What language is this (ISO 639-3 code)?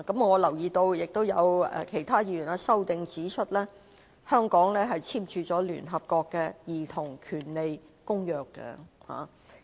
yue